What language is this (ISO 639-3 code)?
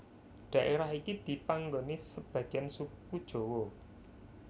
jav